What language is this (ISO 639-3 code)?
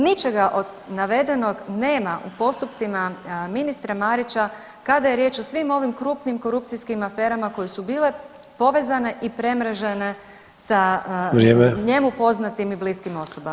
hrv